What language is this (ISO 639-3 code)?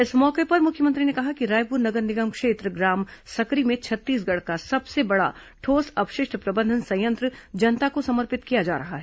hin